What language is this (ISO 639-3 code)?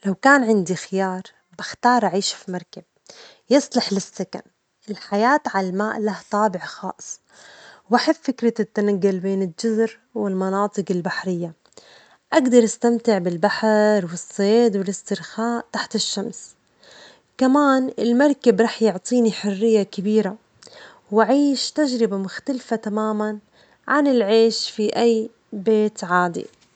acx